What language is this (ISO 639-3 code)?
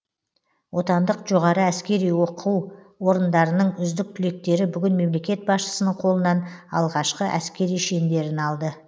kaz